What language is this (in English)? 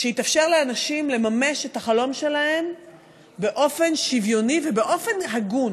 Hebrew